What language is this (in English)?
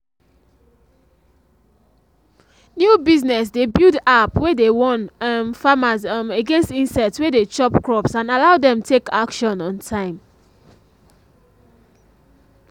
Nigerian Pidgin